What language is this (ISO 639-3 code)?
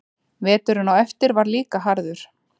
isl